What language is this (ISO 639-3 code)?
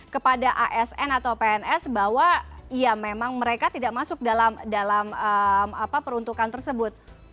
ind